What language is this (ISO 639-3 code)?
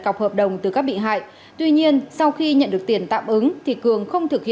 vie